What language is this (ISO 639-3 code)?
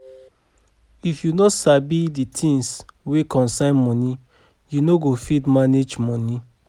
pcm